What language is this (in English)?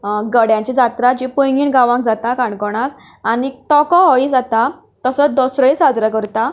Konkani